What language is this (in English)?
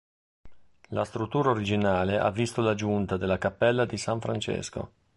Italian